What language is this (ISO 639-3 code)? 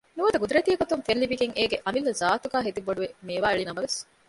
div